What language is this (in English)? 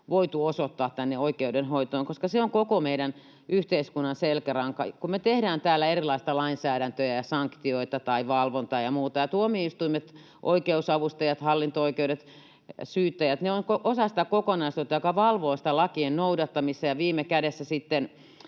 Finnish